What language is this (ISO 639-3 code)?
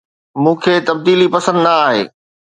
snd